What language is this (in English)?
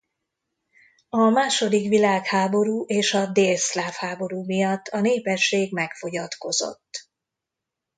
Hungarian